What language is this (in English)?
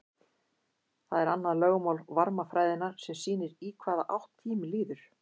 Icelandic